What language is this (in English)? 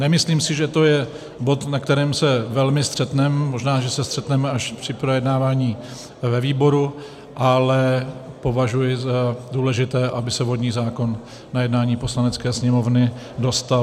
Czech